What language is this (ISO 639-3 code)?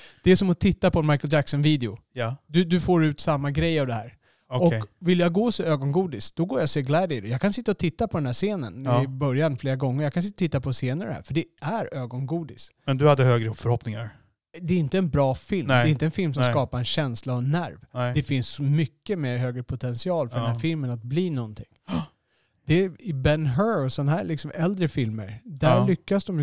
swe